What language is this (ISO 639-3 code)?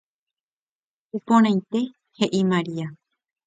grn